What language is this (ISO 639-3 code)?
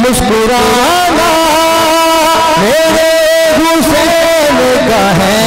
hin